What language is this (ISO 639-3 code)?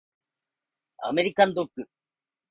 jpn